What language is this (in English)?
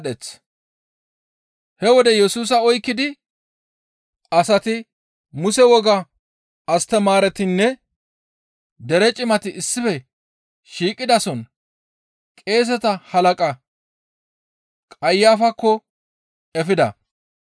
Gamo